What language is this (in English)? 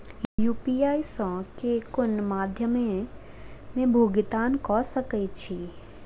Maithili